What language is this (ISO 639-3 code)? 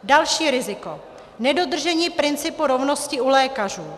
ces